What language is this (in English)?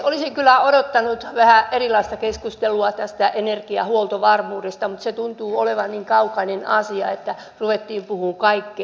Finnish